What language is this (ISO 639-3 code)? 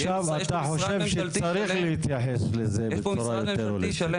heb